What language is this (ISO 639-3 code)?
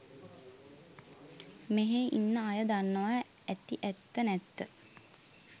sin